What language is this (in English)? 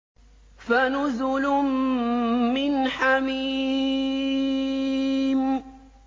Arabic